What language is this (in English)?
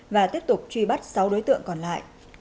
Vietnamese